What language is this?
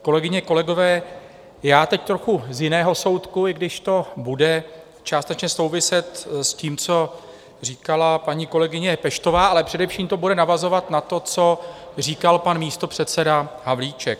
Czech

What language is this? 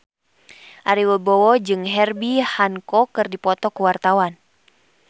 Sundanese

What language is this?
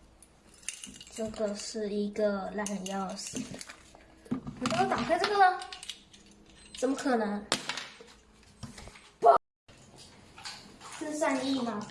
Chinese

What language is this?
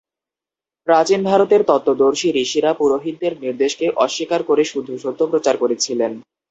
Bangla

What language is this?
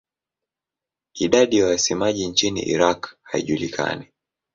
Swahili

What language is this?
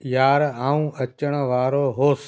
Sindhi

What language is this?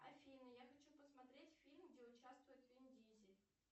Russian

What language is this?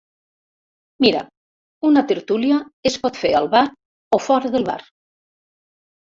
Catalan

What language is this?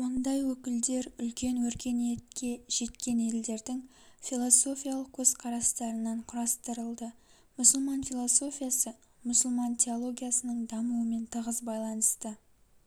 Kazakh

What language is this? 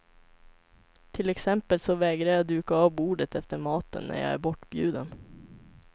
Swedish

